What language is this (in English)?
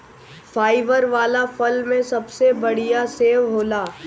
Bhojpuri